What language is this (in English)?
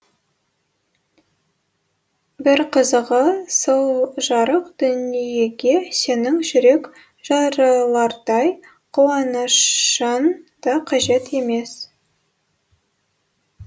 Kazakh